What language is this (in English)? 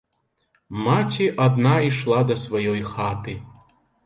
Belarusian